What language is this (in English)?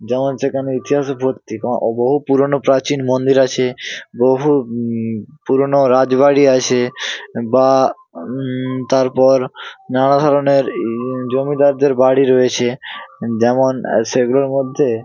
Bangla